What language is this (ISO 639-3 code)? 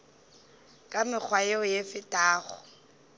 nso